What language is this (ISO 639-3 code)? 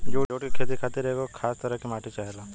bho